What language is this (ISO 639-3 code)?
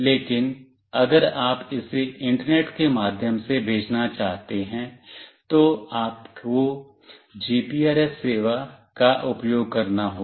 hin